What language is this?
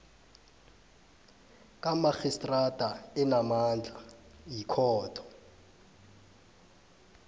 South Ndebele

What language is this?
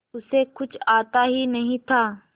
Hindi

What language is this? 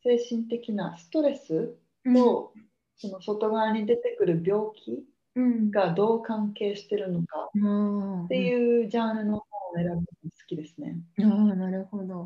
Japanese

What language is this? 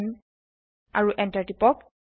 Assamese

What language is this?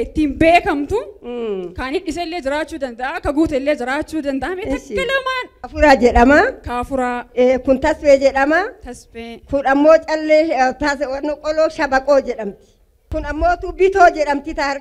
Arabic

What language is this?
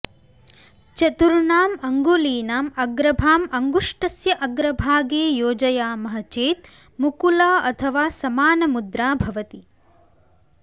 Sanskrit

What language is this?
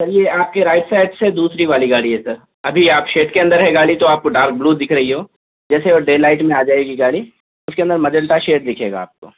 Urdu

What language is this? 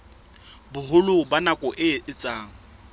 Southern Sotho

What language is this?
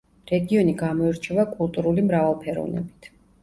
Georgian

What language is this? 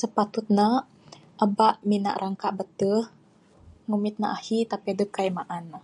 Bukar-Sadung Bidayuh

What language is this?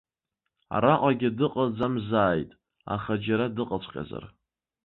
Abkhazian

